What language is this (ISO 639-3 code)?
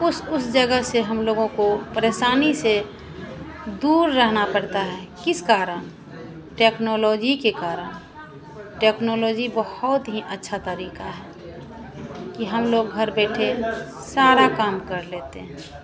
hin